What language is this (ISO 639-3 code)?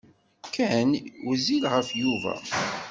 kab